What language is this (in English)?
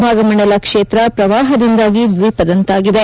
Kannada